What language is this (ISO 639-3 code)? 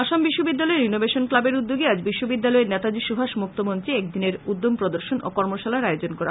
ben